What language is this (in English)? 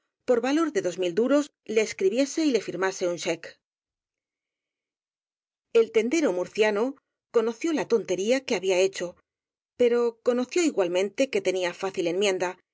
Spanish